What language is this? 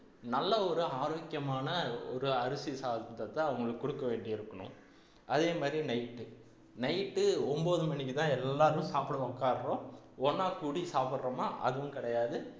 Tamil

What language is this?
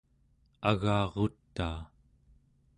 Central Yupik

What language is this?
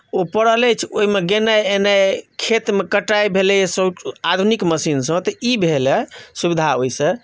Maithili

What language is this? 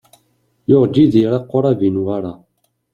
Kabyle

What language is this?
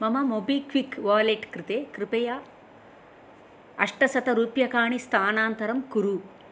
Sanskrit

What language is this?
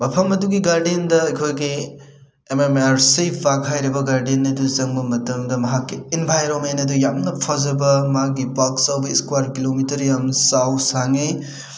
Manipuri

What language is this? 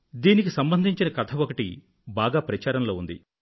Telugu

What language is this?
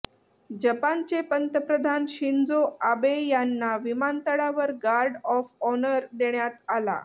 Marathi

